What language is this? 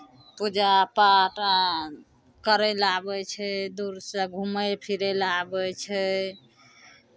Maithili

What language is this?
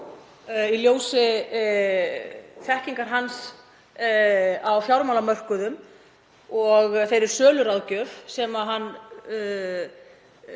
Icelandic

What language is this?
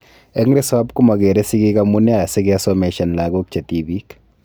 Kalenjin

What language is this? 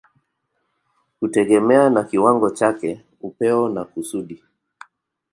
Swahili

